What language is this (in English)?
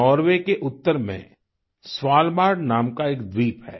Hindi